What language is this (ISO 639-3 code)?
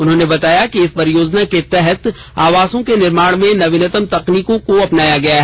hin